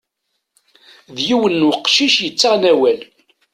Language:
Kabyle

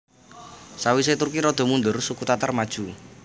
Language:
Javanese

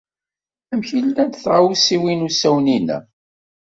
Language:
Kabyle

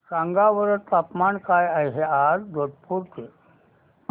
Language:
Marathi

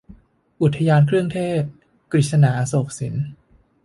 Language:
Thai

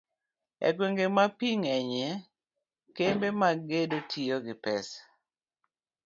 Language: Luo (Kenya and Tanzania)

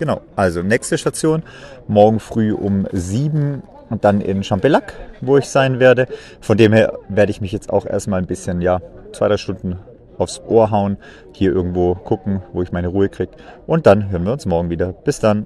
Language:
German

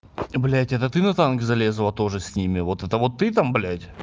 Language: Russian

